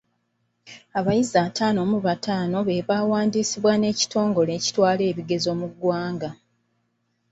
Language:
Ganda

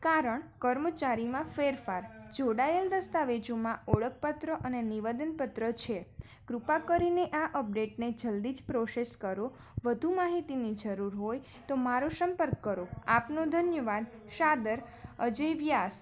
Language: Gujarati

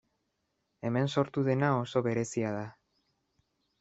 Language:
Basque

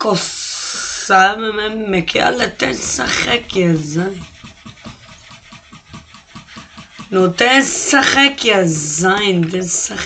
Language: Hebrew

